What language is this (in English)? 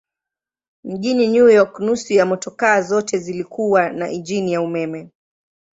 Swahili